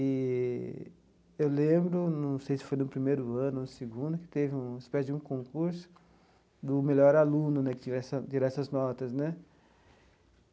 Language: Portuguese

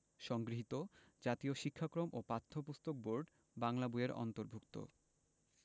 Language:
Bangla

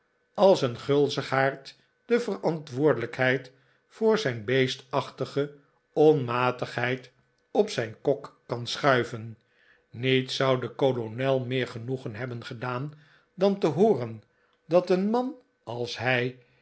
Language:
Dutch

